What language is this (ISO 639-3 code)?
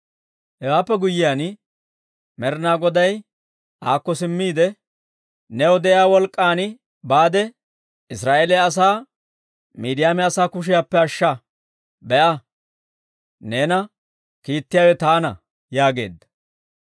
dwr